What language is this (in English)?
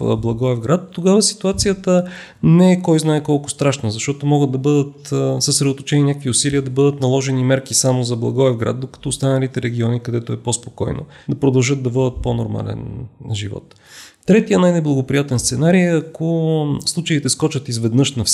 Bulgarian